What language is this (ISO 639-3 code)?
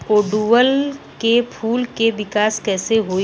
bho